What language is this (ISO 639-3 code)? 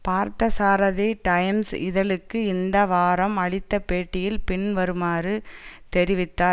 tam